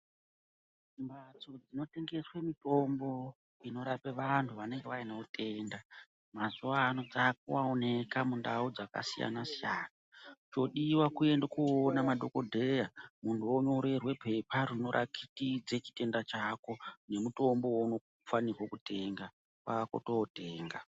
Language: Ndau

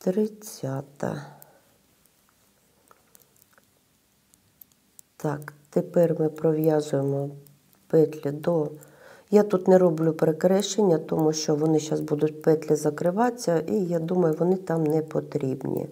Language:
Ukrainian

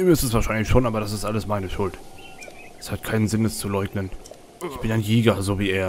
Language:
German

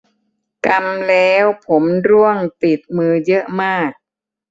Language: Thai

